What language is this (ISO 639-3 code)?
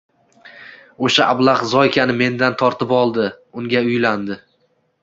uzb